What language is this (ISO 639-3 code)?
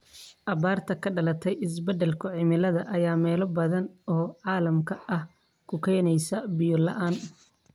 som